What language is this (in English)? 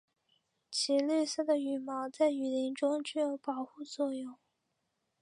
Chinese